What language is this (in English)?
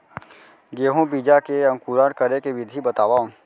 Chhattisgarhi